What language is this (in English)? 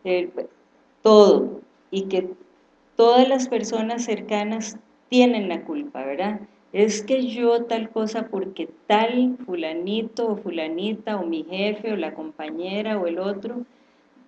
Spanish